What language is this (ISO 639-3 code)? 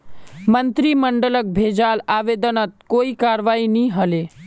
mag